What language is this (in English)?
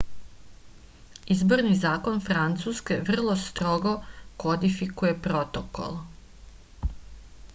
Serbian